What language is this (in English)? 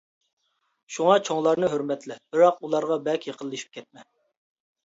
Uyghur